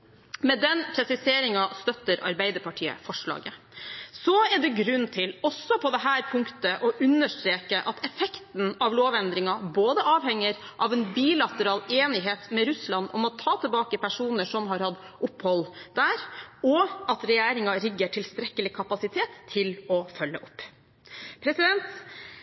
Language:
Norwegian Bokmål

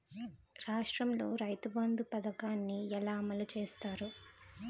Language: Telugu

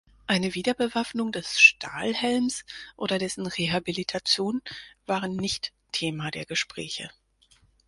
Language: German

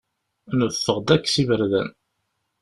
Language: Kabyle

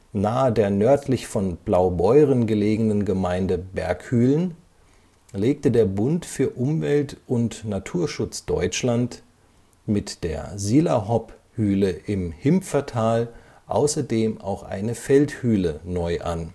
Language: German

